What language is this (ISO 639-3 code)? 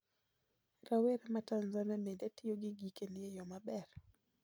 luo